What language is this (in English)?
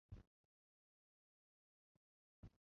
Chinese